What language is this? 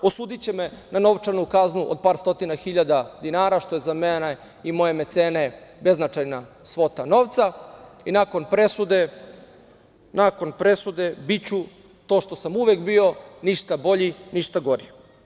Serbian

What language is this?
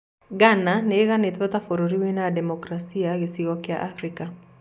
Kikuyu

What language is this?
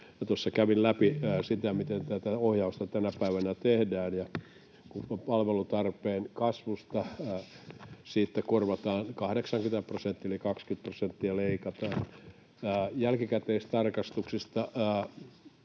Finnish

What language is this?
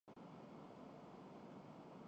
Urdu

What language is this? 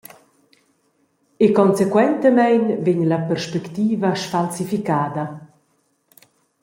Romansh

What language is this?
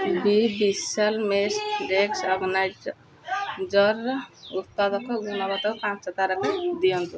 Odia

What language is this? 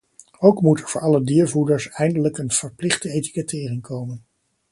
Dutch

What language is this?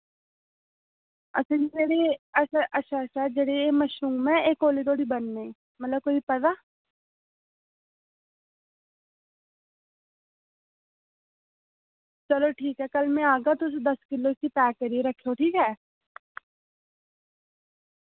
Dogri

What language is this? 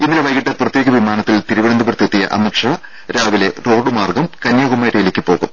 Malayalam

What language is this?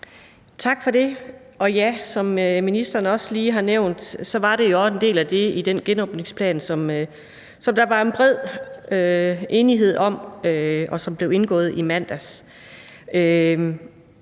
Danish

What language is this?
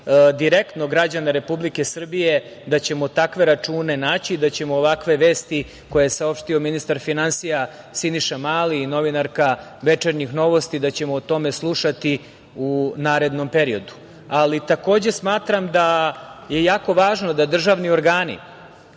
Serbian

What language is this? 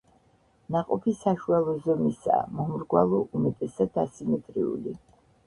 Georgian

